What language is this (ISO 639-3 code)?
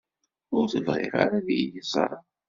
kab